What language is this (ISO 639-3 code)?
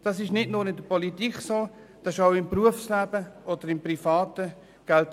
gsw